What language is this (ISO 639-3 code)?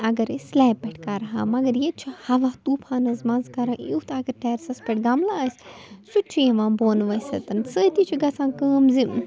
kas